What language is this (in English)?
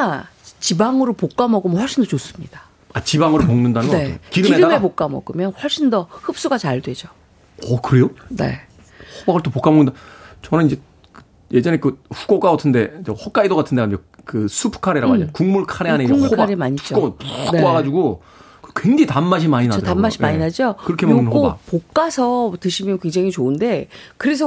Korean